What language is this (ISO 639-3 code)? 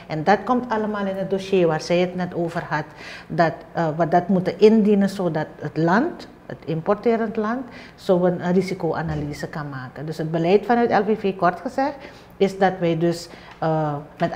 nld